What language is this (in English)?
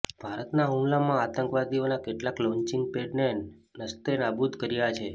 Gujarati